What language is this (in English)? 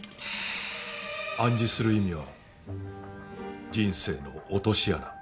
Japanese